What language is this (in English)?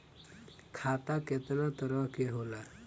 Bhojpuri